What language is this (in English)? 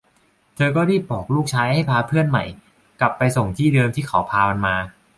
Thai